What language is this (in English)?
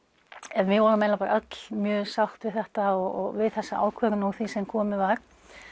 Icelandic